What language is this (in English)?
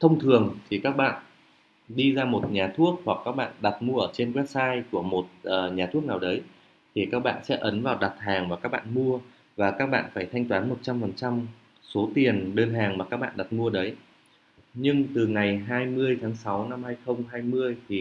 Vietnamese